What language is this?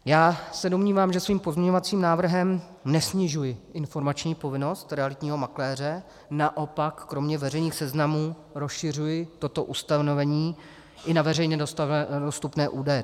Czech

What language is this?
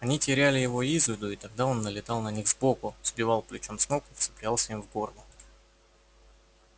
Russian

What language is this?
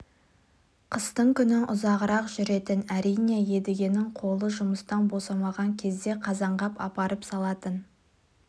Kazakh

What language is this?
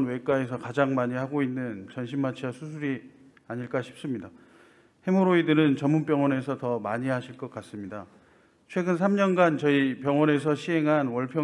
Korean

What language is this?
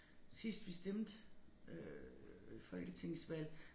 Danish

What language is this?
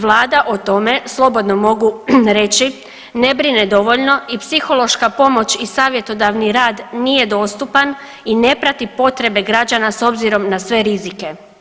Croatian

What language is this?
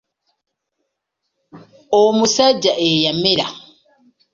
Ganda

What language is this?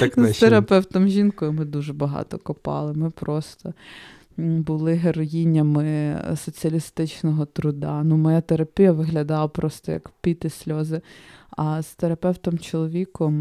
Ukrainian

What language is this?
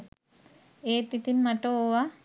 Sinhala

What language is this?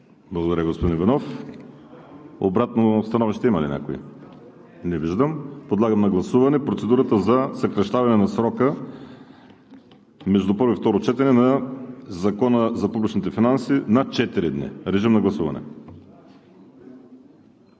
Bulgarian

